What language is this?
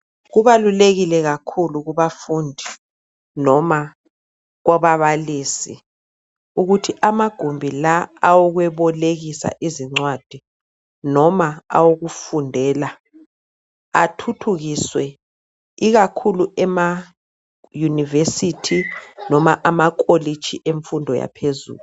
North Ndebele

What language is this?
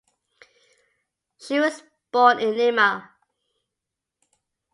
English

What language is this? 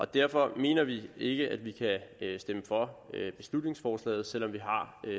Danish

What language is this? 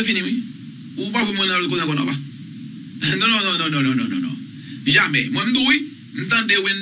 French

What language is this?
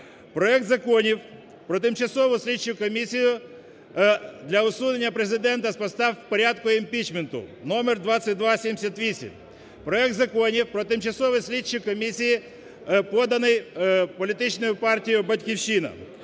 Ukrainian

